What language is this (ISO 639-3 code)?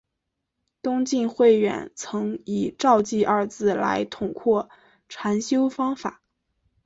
zho